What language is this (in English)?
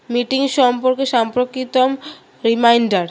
Bangla